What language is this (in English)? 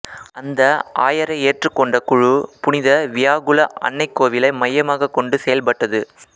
Tamil